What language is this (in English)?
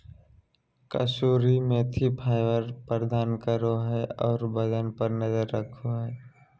Magahi